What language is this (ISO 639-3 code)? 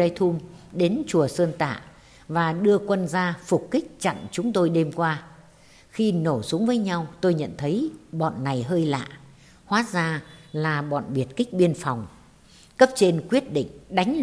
vie